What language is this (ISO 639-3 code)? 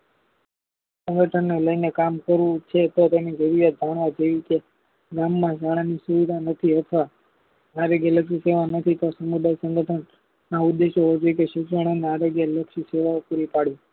guj